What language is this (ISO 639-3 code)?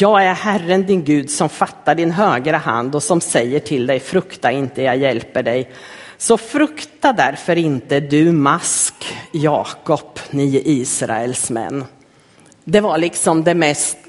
swe